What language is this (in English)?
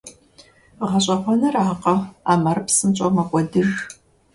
Kabardian